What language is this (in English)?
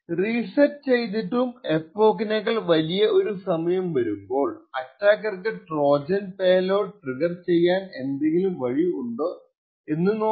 Malayalam